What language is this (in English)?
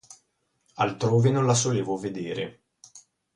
Italian